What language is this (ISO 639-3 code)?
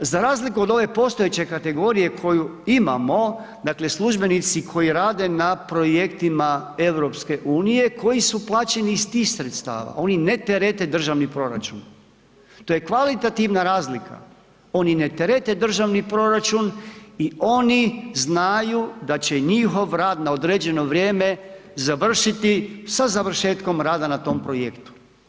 hrv